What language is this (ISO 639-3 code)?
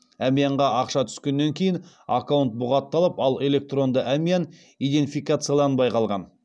kaz